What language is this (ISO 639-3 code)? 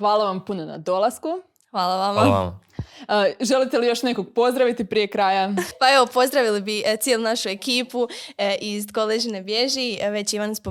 hrv